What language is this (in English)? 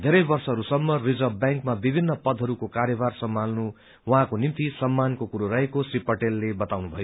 Nepali